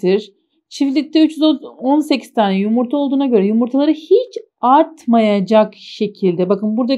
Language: Turkish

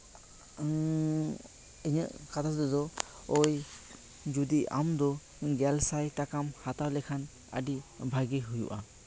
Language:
Santali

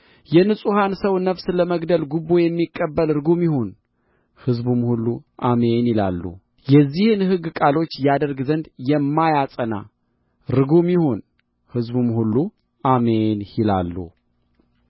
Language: Amharic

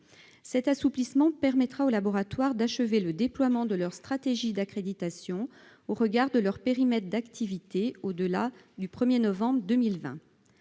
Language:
French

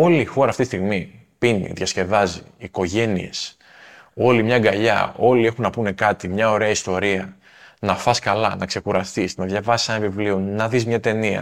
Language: Greek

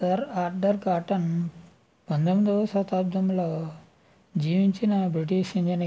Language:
Telugu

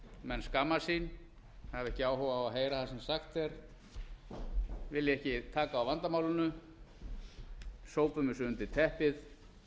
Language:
Icelandic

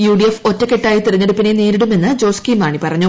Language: Malayalam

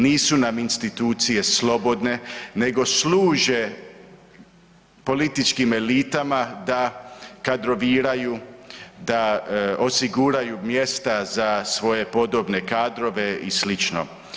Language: Croatian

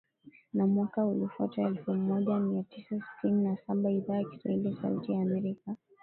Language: Swahili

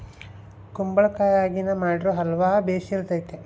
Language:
Kannada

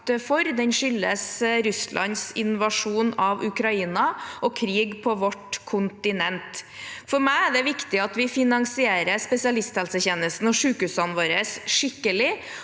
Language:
Norwegian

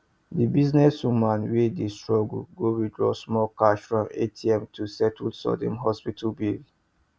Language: Nigerian Pidgin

